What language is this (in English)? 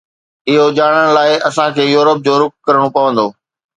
Sindhi